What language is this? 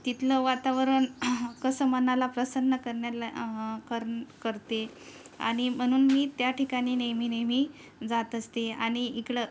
Marathi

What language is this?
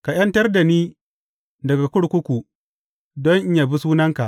Hausa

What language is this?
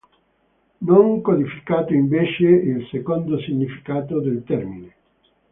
Italian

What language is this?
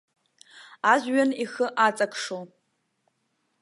Abkhazian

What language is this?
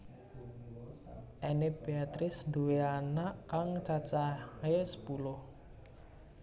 Javanese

